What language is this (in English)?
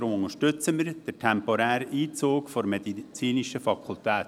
Swiss German